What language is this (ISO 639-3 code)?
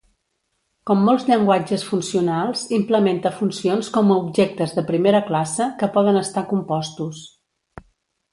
cat